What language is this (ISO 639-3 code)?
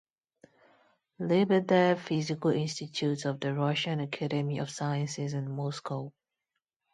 eng